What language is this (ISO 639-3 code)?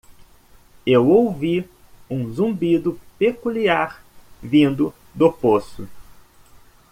por